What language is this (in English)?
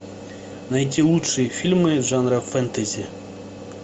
Russian